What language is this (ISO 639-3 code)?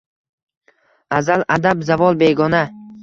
uzb